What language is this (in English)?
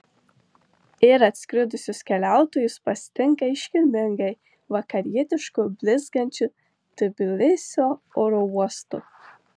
Lithuanian